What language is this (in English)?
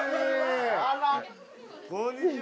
Japanese